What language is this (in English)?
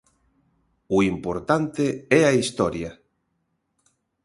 Galician